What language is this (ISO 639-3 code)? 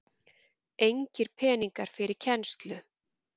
isl